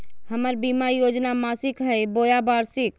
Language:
Magahi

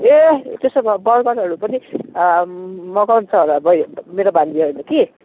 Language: Nepali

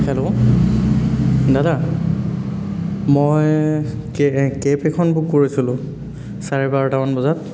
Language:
Assamese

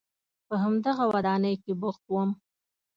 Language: Pashto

